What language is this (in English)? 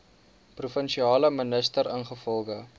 Afrikaans